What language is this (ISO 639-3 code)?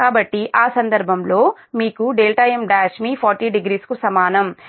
tel